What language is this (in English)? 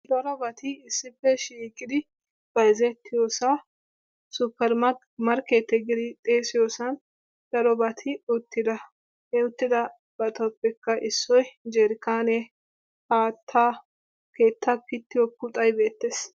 Wolaytta